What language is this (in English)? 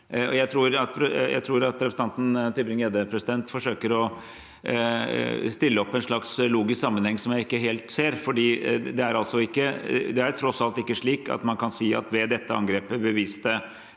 Norwegian